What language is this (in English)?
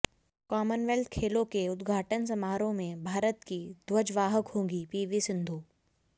Hindi